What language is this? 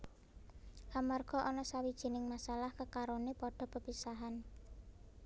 Javanese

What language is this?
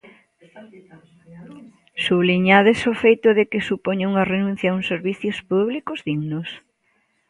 Galician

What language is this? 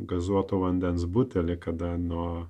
Lithuanian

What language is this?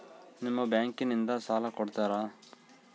Kannada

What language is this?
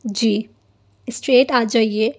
Urdu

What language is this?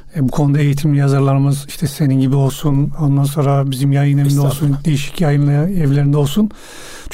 Turkish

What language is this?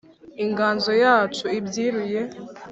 Kinyarwanda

